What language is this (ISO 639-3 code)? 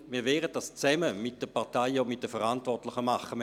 gsw